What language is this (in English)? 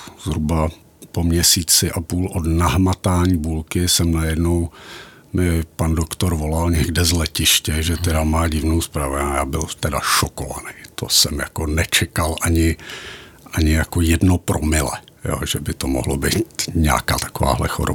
Czech